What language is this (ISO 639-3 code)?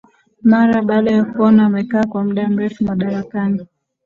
swa